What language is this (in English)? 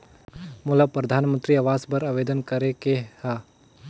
Chhattisgarhi